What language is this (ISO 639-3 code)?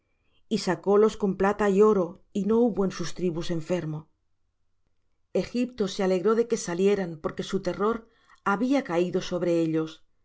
spa